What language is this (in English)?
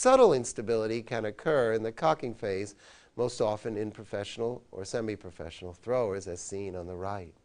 English